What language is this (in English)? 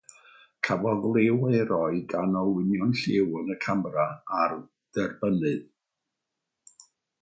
Welsh